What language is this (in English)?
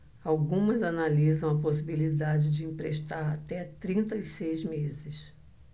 Portuguese